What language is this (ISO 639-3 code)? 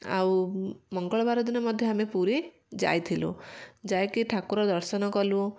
ori